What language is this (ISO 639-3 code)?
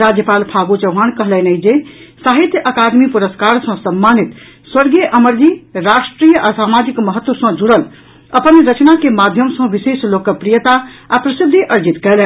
mai